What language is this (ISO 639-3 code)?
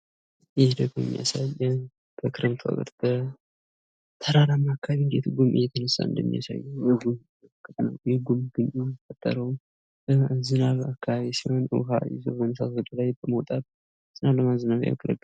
amh